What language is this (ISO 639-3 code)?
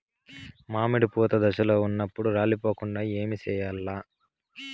tel